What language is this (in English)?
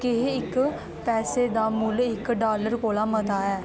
Dogri